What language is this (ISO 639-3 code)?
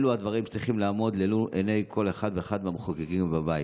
heb